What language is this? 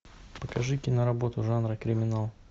Russian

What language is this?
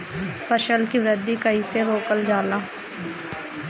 Bhojpuri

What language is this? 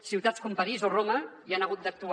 Catalan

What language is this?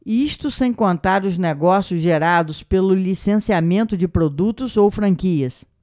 Portuguese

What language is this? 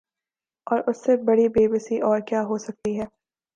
Urdu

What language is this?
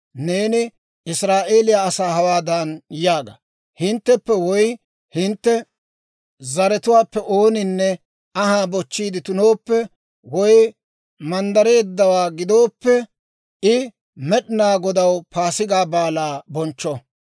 Dawro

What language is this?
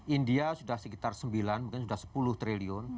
Indonesian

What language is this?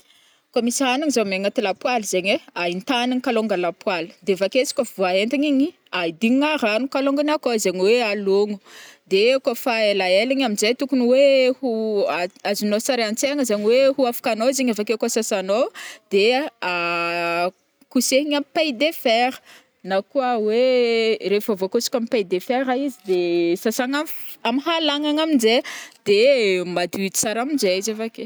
Northern Betsimisaraka Malagasy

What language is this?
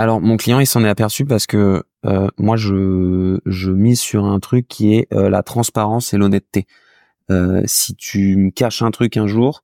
French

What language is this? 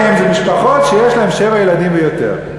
Hebrew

